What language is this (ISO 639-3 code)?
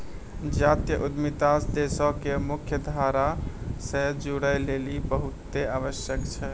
mai